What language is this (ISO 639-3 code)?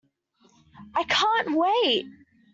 eng